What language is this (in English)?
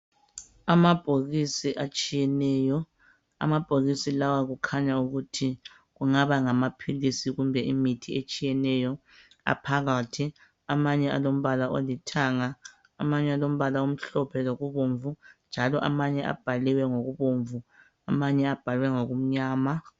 North Ndebele